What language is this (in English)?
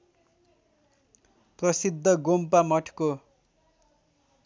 Nepali